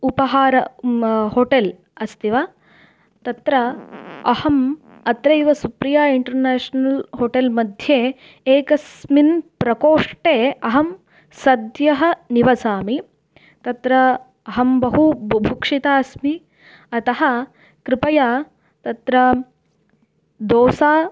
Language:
Sanskrit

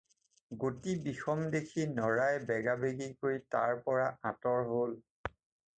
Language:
Assamese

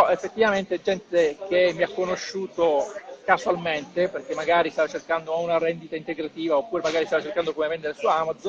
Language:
Italian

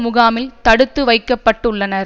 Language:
Tamil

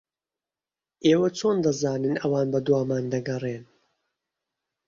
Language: Central Kurdish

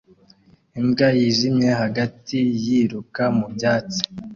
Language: Kinyarwanda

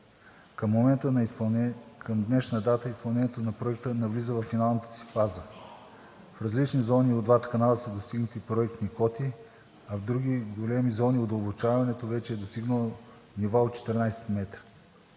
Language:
Bulgarian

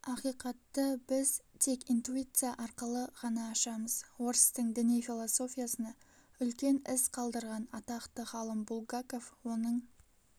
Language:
Kazakh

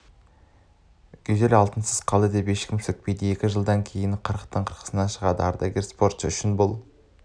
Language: Kazakh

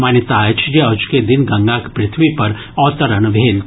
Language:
Maithili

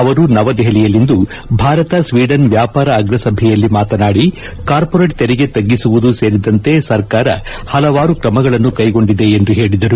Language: Kannada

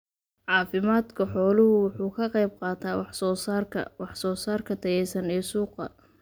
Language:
Somali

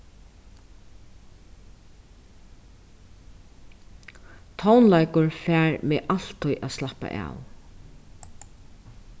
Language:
Faroese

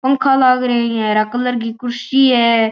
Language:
Marwari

